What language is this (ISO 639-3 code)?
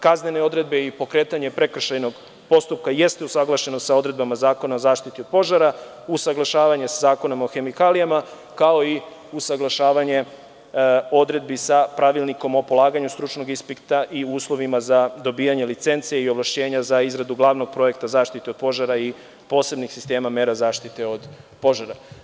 srp